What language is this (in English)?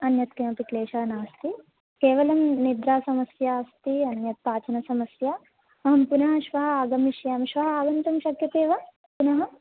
Sanskrit